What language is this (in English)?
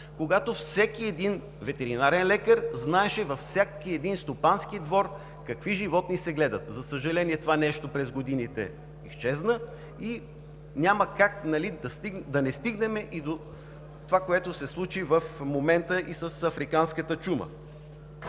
Bulgarian